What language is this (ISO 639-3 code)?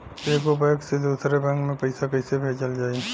bho